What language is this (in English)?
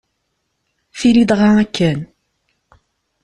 Kabyle